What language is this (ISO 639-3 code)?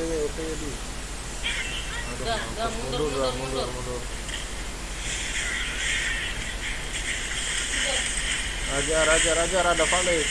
ind